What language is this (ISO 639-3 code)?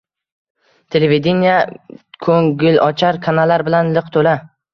uzb